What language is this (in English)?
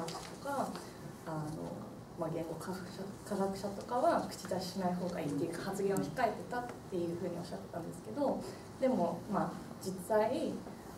Japanese